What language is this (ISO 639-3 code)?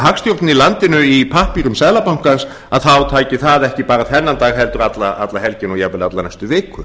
isl